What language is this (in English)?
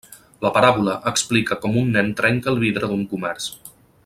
Catalan